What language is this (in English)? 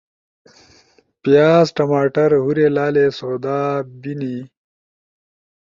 Ushojo